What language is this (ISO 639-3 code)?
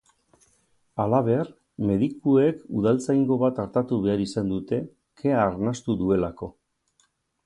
eus